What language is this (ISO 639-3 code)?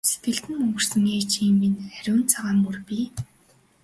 mon